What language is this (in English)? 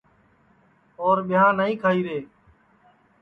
Sansi